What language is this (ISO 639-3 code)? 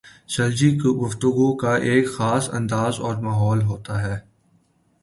urd